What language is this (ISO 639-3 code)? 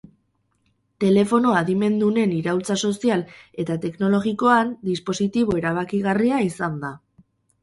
eus